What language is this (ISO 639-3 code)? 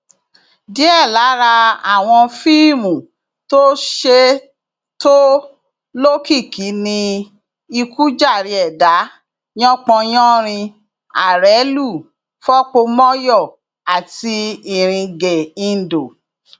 yor